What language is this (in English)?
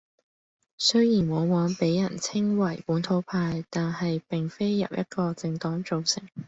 Cantonese